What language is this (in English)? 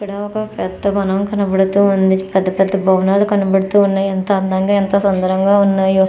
Telugu